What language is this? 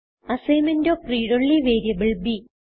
Malayalam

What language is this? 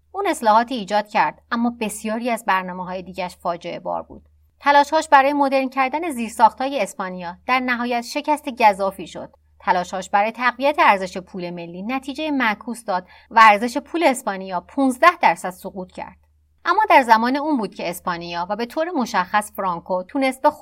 Persian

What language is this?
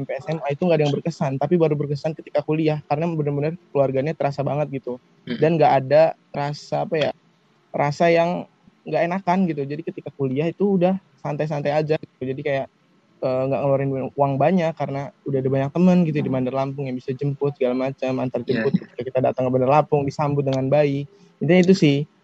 Indonesian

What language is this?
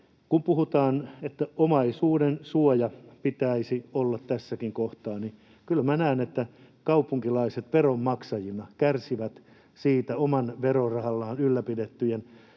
Finnish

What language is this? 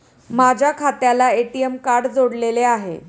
Marathi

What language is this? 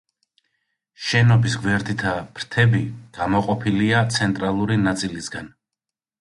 Georgian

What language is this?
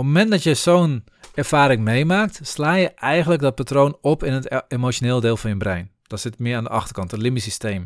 Dutch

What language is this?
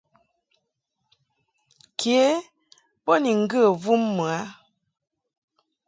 Mungaka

